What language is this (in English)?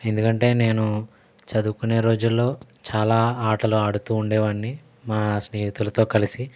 Telugu